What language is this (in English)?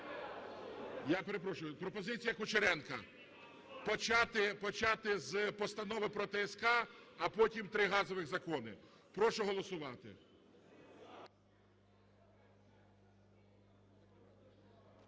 Ukrainian